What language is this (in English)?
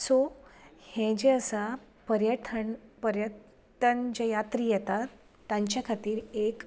Konkani